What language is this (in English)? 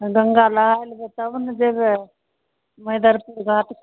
Maithili